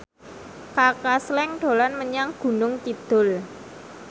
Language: Javanese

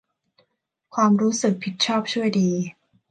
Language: Thai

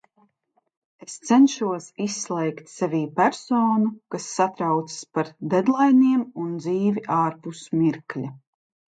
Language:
Latvian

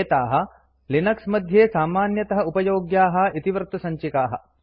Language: Sanskrit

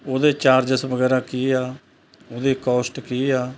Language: Punjabi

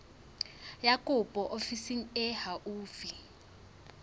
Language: Southern Sotho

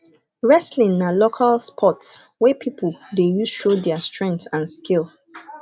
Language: Nigerian Pidgin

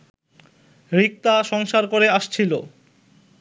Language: Bangla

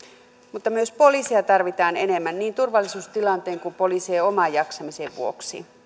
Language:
Finnish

